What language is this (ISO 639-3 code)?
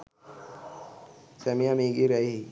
sin